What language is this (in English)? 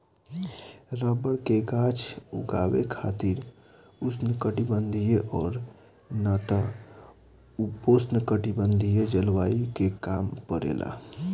Bhojpuri